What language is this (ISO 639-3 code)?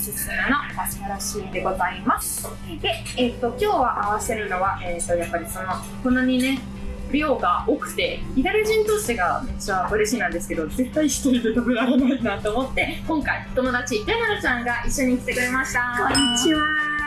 jpn